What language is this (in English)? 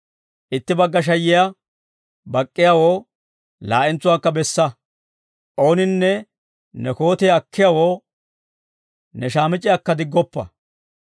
Dawro